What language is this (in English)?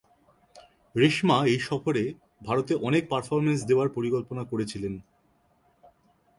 Bangla